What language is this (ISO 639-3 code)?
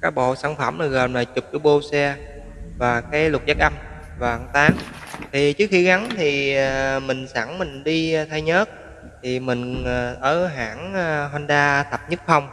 vie